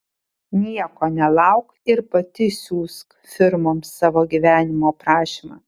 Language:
Lithuanian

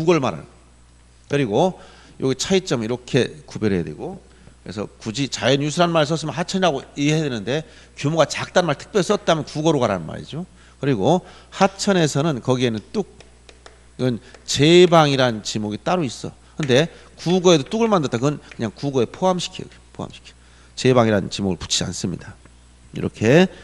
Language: Korean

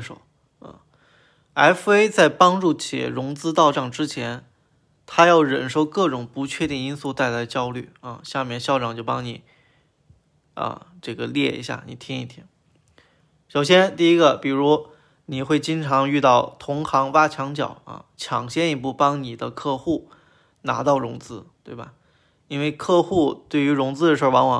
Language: Chinese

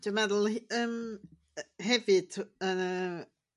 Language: Welsh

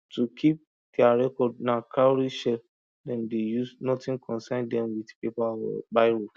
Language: Nigerian Pidgin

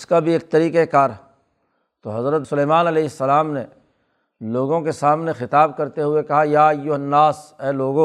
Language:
Urdu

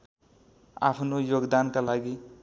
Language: Nepali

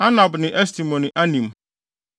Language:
Akan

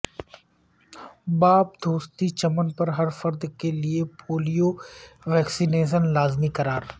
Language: Urdu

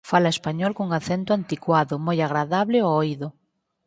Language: Galician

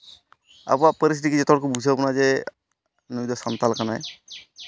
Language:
Santali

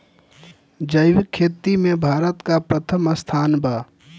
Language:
Bhojpuri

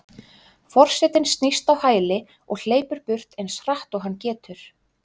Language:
Icelandic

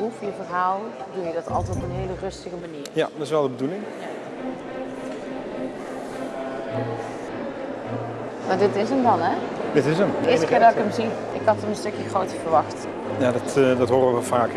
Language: Dutch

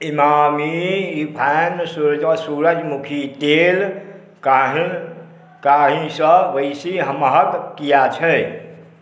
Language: Maithili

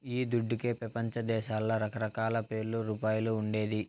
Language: Telugu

